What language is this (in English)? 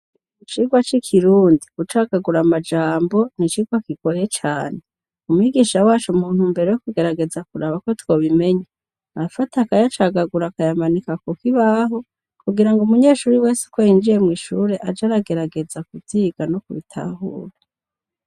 Rundi